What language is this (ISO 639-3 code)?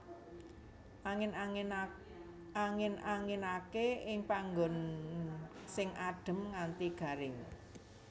jav